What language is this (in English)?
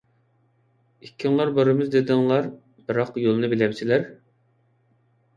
Uyghur